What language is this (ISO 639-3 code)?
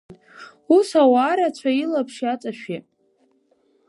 abk